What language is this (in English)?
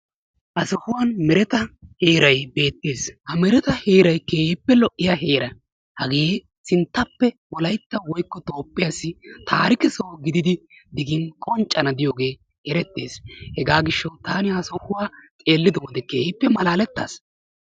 Wolaytta